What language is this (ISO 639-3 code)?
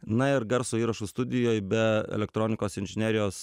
lit